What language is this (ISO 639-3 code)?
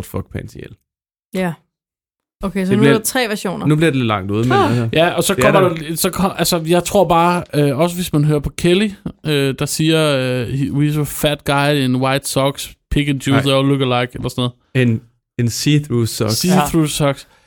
dan